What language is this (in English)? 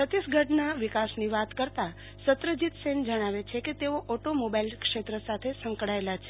Gujarati